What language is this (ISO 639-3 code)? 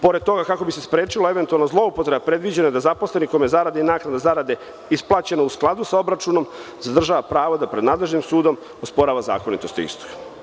srp